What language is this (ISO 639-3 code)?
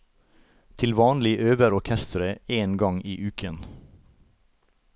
nor